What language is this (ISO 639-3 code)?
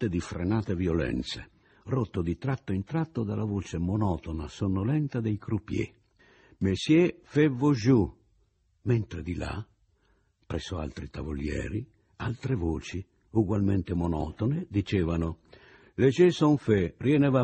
ita